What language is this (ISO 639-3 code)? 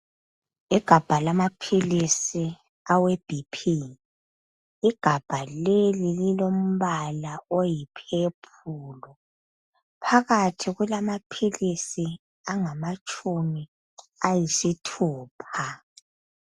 nde